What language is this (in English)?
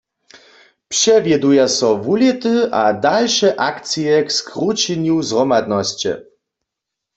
Upper Sorbian